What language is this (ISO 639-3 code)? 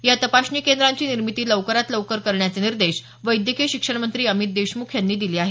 mar